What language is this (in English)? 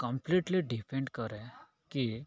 Odia